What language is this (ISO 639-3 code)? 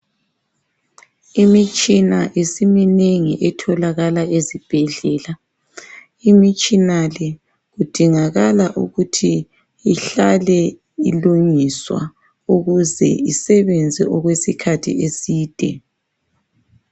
nde